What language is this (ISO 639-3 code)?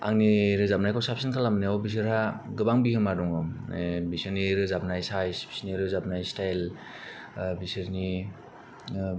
brx